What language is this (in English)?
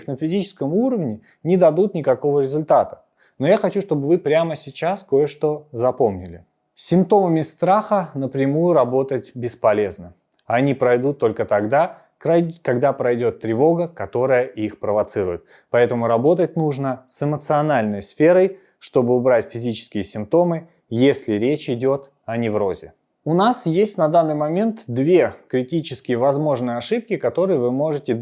Russian